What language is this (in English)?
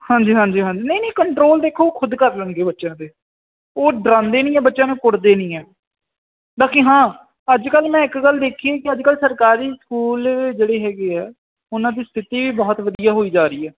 Punjabi